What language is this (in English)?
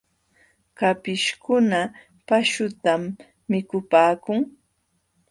Jauja Wanca Quechua